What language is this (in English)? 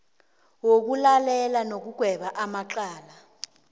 South Ndebele